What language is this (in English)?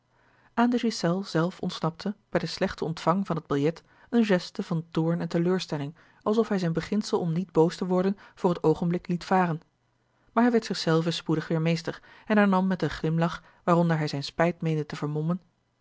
Dutch